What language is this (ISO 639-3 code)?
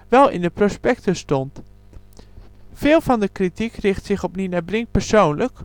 nld